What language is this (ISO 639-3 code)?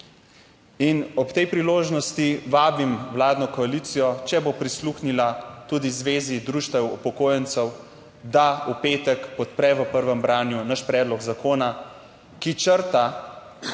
slv